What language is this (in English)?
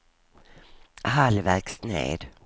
Swedish